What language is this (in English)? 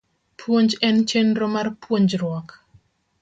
Luo (Kenya and Tanzania)